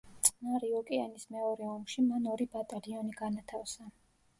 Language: Georgian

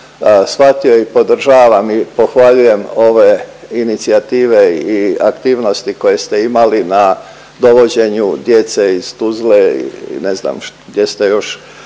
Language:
Croatian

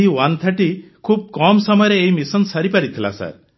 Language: Odia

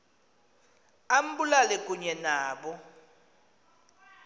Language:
Xhosa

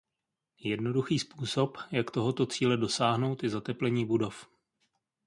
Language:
Czech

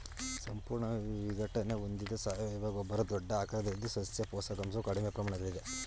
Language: Kannada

